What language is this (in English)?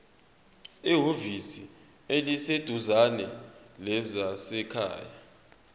Zulu